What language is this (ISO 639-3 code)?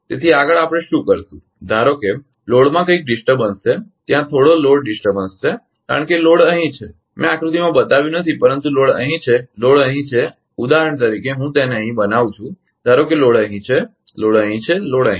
guj